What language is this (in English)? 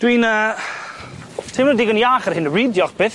Welsh